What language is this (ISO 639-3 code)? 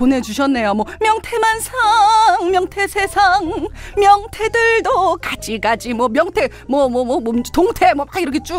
kor